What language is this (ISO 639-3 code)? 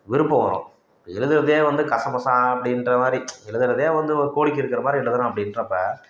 tam